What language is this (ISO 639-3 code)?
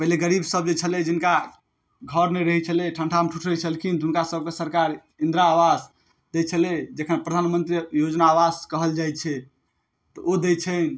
mai